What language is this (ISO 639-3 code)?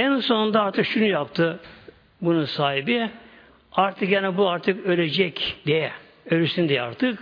tur